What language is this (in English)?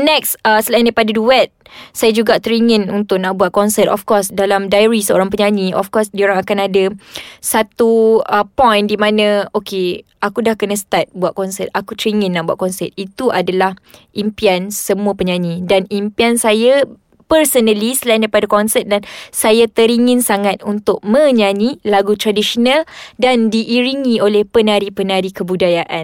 Malay